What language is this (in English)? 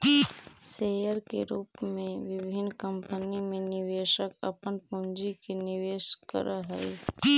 Magahi